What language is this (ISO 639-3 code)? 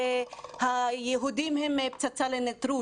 heb